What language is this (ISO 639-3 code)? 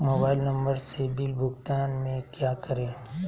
mag